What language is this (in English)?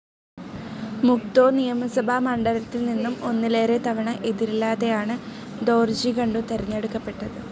Malayalam